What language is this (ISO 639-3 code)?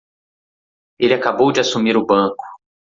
por